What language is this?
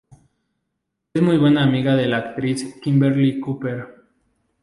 Spanish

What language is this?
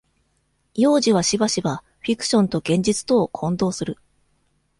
Japanese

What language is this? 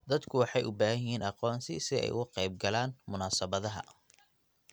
Somali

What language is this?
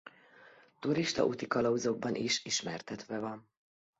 Hungarian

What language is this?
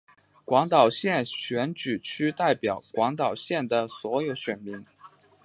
Chinese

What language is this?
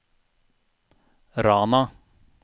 Norwegian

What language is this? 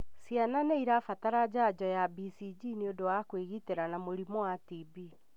Kikuyu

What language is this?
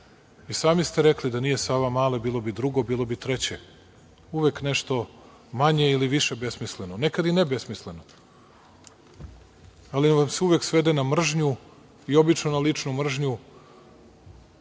Serbian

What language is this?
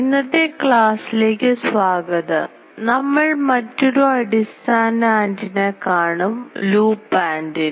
Malayalam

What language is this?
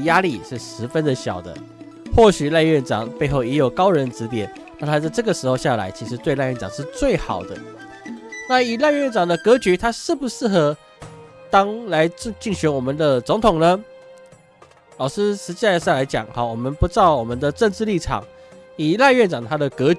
Chinese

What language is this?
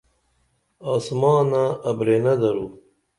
Dameli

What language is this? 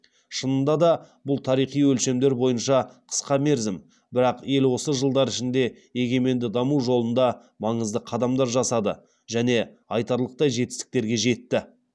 Kazakh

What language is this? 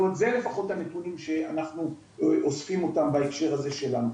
Hebrew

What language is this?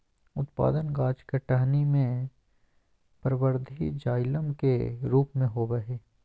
Magahi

